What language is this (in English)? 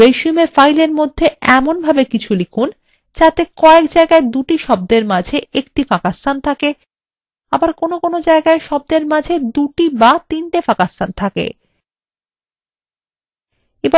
Bangla